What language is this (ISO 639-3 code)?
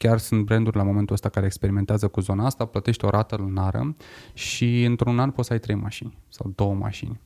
ron